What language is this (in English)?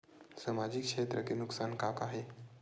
Chhattisgarhi